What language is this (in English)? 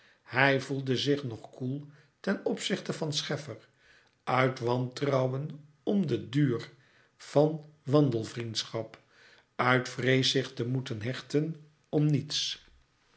Dutch